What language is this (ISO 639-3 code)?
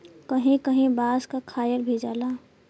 bho